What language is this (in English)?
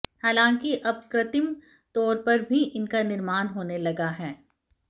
Hindi